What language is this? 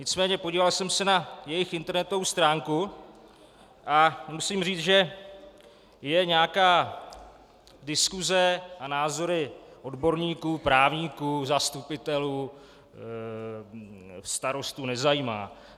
Czech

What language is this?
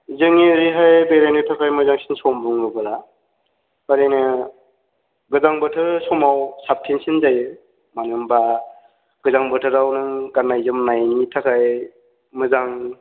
Bodo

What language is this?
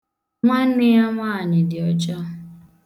Igbo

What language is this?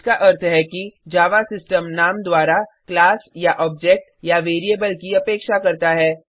Hindi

